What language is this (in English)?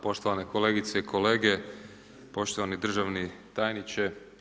Croatian